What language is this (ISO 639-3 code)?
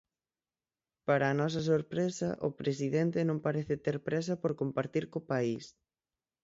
glg